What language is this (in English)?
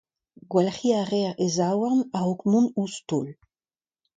Breton